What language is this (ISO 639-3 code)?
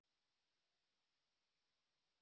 guj